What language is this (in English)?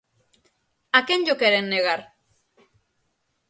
Galician